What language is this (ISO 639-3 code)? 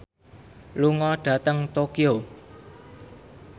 jav